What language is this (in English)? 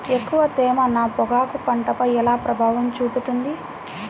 Telugu